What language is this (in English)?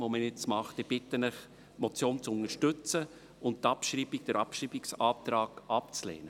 Swiss German